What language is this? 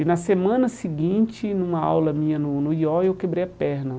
Portuguese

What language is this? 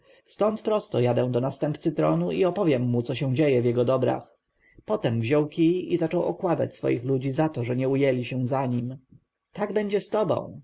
Polish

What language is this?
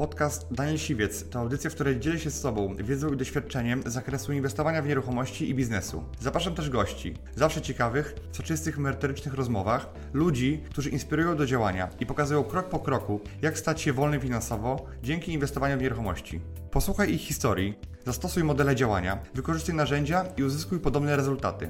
Polish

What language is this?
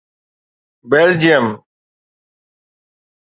Sindhi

